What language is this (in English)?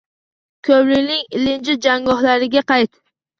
Uzbek